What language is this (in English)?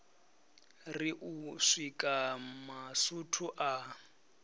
Venda